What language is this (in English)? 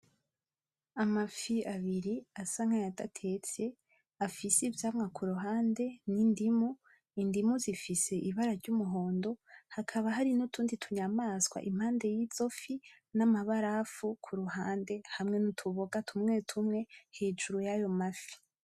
Rundi